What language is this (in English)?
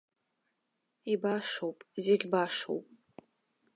Abkhazian